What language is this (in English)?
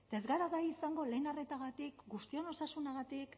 Basque